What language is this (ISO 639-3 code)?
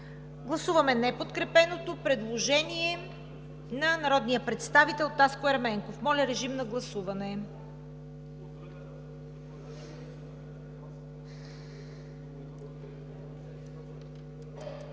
bul